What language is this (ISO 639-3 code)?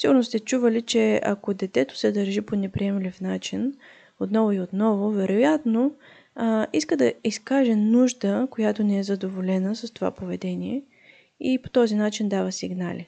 bul